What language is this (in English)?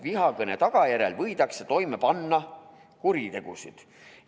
Estonian